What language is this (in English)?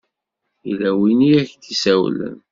Kabyle